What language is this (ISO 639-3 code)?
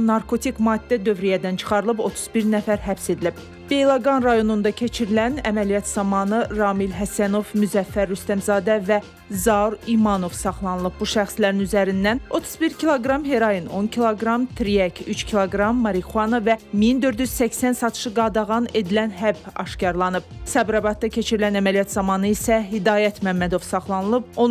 tur